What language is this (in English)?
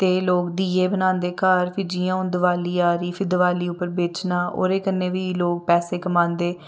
Dogri